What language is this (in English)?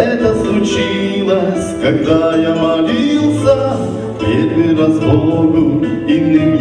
Ukrainian